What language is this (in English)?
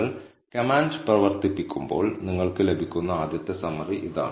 Malayalam